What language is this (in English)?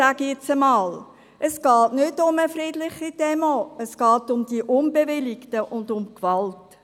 Swiss German